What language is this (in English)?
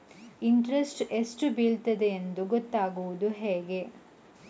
Kannada